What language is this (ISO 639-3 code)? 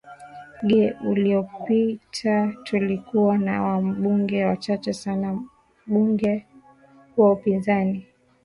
swa